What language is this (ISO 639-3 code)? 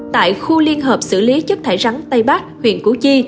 vie